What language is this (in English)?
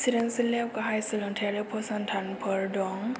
Bodo